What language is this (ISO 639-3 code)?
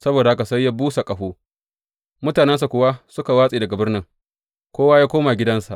hau